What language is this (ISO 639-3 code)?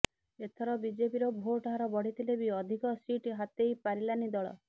ori